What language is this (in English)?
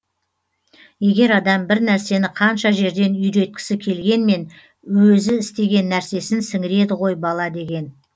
Kazakh